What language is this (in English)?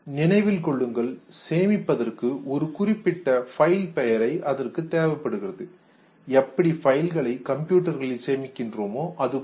Tamil